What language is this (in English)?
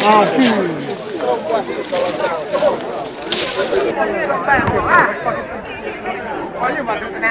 Romanian